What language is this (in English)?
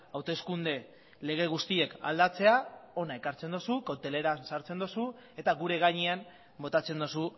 Basque